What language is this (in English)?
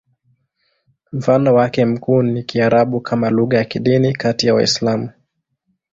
Swahili